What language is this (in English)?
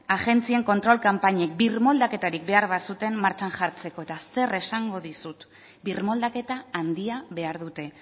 Basque